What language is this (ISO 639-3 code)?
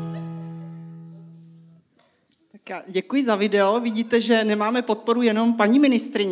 ces